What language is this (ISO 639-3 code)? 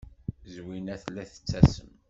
kab